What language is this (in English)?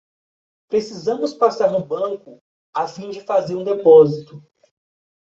Portuguese